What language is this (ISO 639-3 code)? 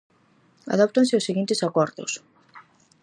glg